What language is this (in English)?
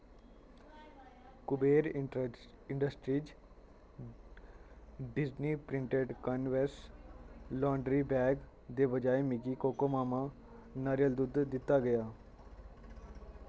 Dogri